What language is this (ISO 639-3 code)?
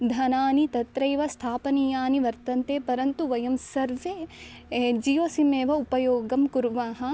san